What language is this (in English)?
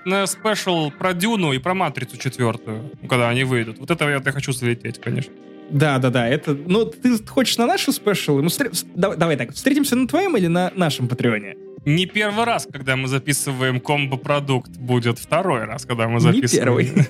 Russian